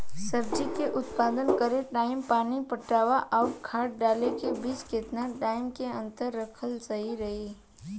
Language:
Bhojpuri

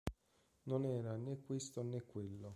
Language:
Italian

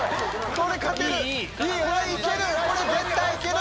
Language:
Japanese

